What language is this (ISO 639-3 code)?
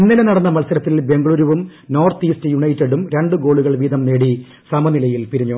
mal